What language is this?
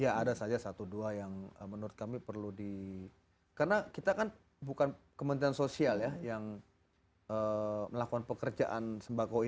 Indonesian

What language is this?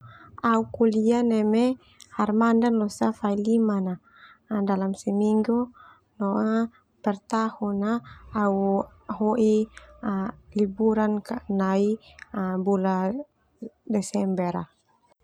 Termanu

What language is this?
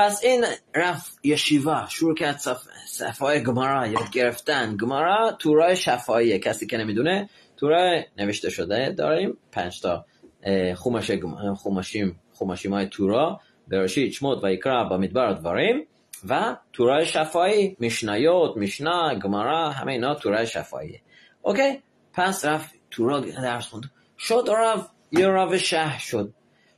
Persian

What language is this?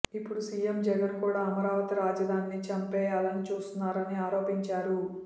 Telugu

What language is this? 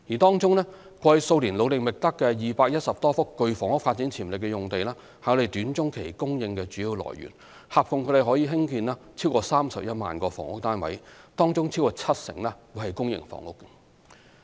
Cantonese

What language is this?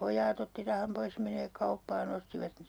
Finnish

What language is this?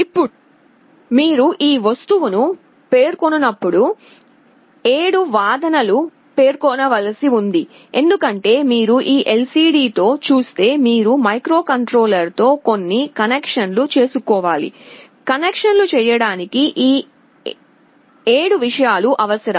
Telugu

